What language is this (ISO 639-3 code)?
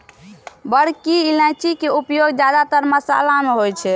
mai